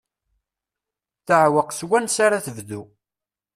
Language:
Kabyle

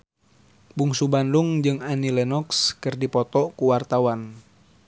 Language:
Sundanese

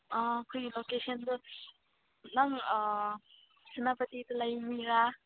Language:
Manipuri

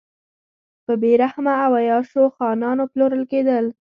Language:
Pashto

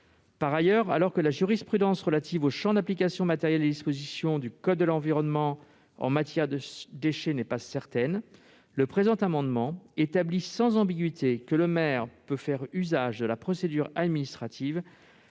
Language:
French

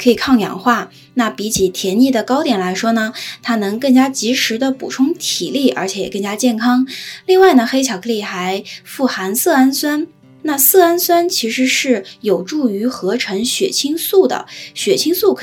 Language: Chinese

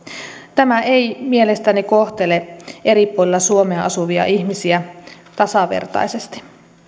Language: Finnish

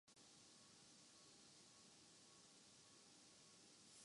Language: Urdu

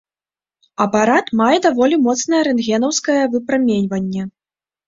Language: Belarusian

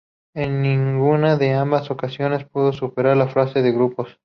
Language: Spanish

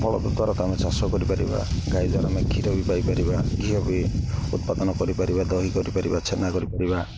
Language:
Odia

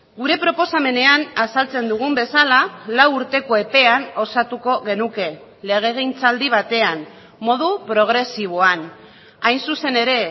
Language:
Basque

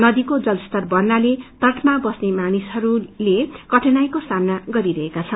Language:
Nepali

